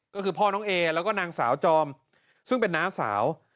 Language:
Thai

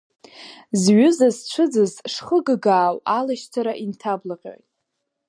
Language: Abkhazian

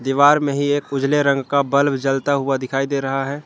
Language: Hindi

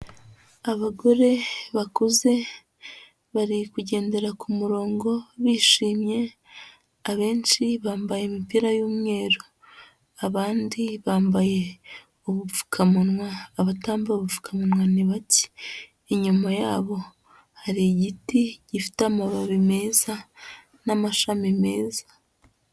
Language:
Kinyarwanda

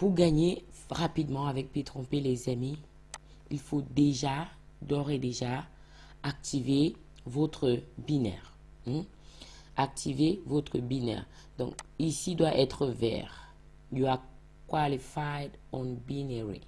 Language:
French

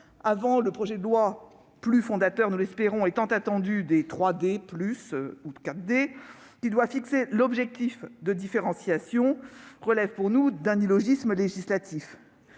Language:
French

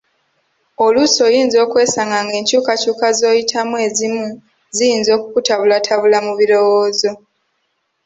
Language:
Ganda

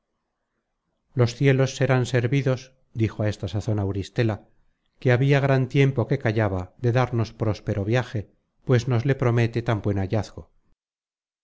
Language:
Spanish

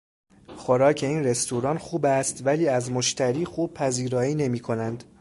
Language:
Persian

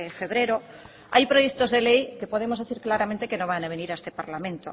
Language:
Spanish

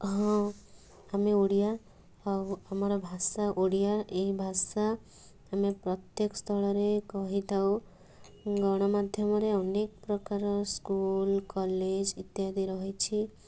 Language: Odia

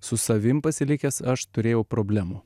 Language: Lithuanian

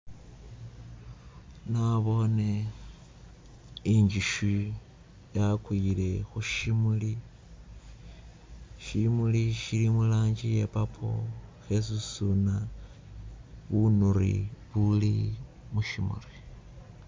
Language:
Masaaba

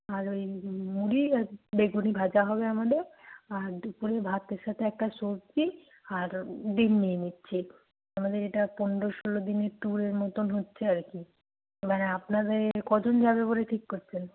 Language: Bangla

